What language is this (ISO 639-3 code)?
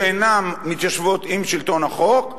heb